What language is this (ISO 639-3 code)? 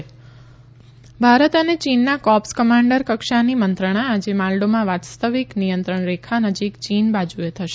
guj